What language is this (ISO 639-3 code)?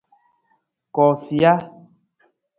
nmz